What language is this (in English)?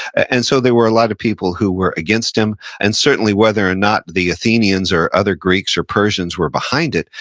English